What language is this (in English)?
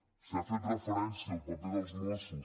Catalan